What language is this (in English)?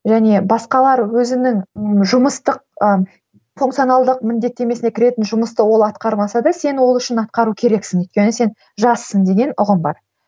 Kazakh